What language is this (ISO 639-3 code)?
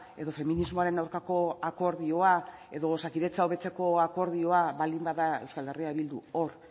eus